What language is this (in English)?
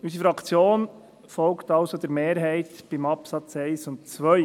Swiss German